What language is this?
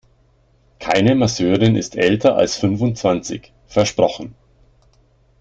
German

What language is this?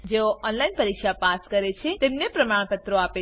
Gujarati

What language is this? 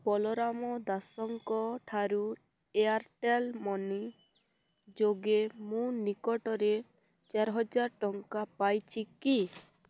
Odia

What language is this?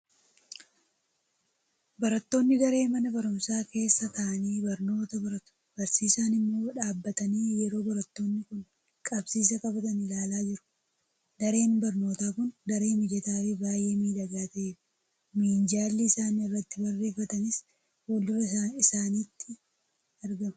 Oromo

